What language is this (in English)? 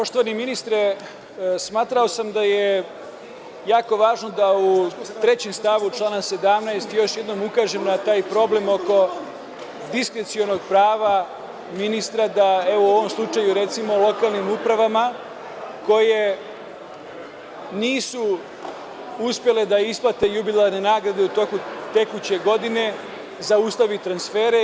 Serbian